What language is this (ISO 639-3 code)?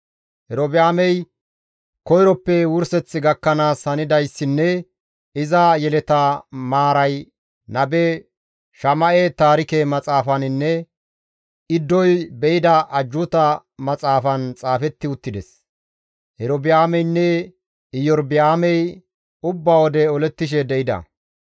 gmv